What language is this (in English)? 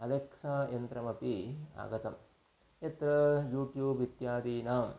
Sanskrit